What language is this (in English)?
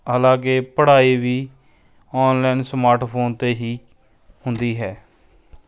Punjabi